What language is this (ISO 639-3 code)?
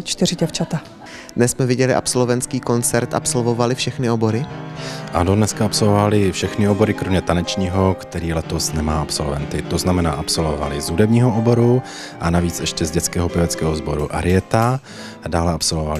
ces